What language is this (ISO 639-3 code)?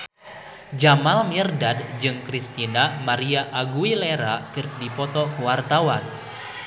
sun